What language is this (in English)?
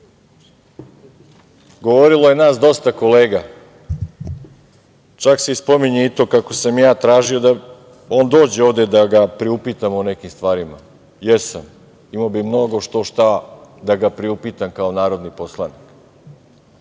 Serbian